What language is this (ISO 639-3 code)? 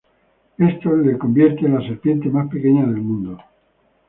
spa